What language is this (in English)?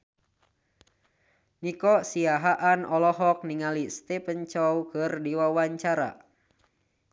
Sundanese